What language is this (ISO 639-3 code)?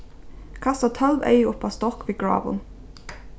fao